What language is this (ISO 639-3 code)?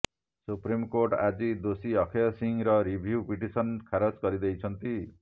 ori